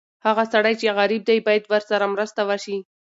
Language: Pashto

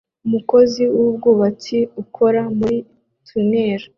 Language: Kinyarwanda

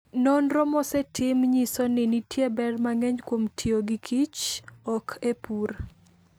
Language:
Luo (Kenya and Tanzania)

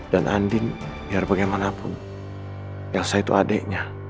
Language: Indonesian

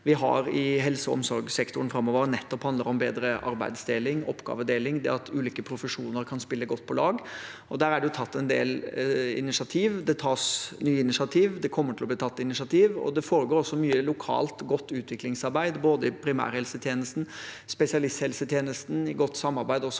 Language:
Norwegian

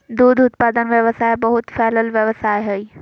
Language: Magahi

